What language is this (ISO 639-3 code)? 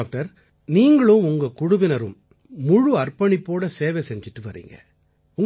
tam